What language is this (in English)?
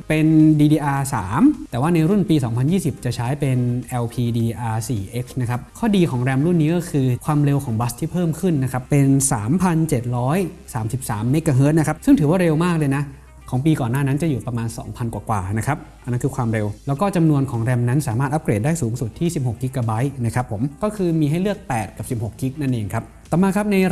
Thai